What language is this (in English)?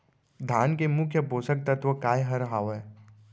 Chhattisgarhi